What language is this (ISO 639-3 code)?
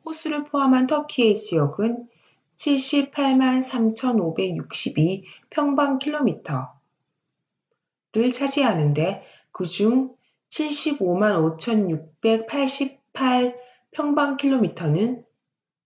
kor